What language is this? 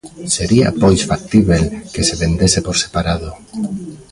Galician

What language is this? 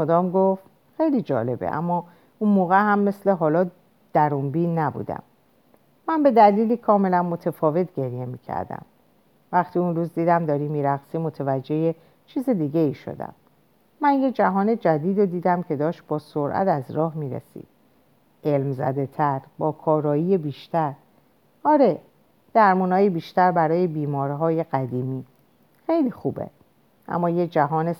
Persian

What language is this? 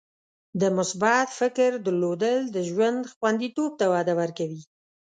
Pashto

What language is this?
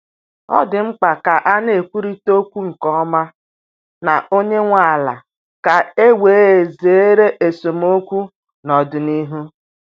Igbo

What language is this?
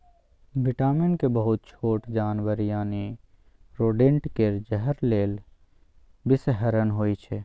Maithili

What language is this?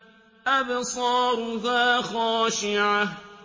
Arabic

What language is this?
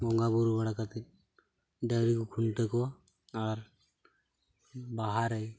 Santali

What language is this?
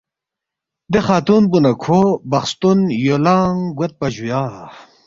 Balti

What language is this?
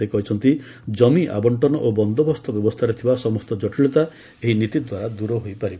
Odia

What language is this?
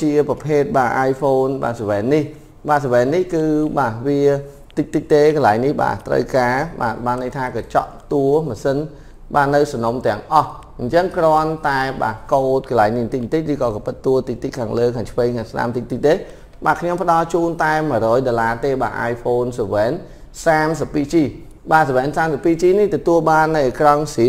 Vietnamese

